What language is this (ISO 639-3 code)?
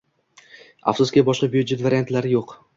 uzb